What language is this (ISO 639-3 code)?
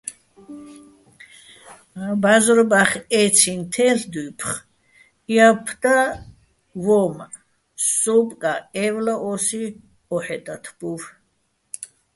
bbl